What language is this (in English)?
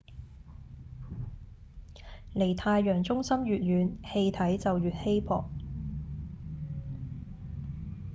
Cantonese